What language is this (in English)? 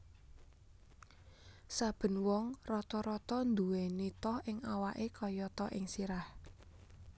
Javanese